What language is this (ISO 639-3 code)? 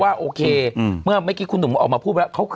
tha